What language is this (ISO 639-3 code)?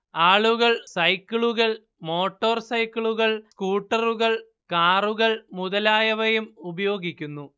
mal